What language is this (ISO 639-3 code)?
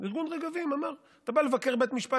heb